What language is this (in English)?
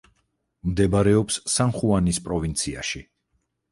Georgian